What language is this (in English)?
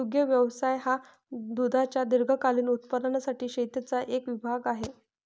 Marathi